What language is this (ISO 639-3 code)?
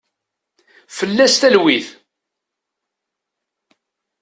kab